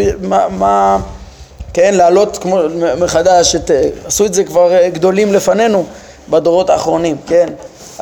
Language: Hebrew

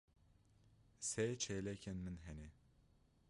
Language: Kurdish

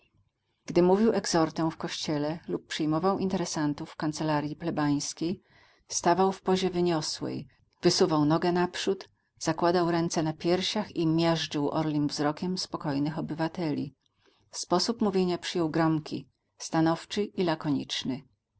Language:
Polish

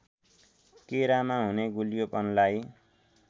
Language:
Nepali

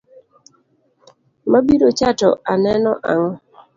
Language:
Luo (Kenya and Tanzania)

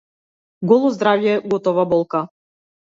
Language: Macedonian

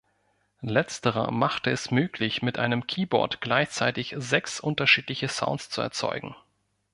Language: German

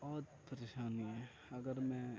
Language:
Urdu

